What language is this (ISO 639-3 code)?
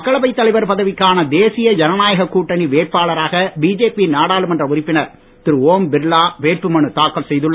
tam